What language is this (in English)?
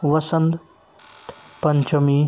Kashmiri